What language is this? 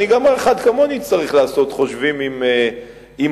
Hebrew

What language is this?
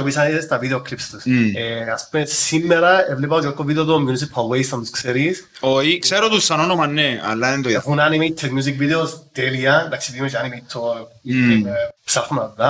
Greek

